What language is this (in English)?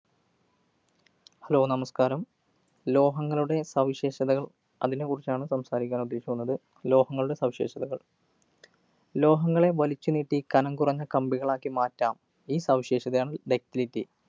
Malayalam